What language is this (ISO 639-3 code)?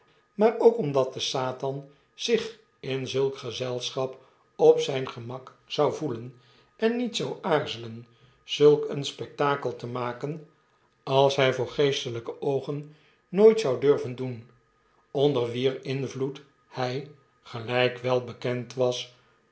nld